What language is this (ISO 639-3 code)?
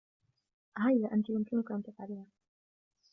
ara